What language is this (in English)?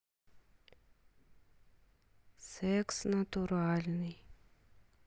Russian